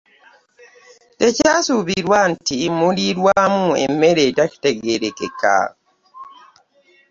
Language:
Ganda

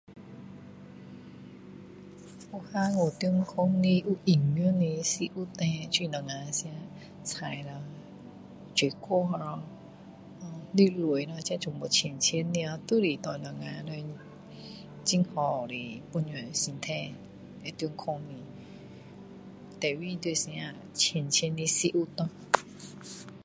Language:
Min Dong Chinese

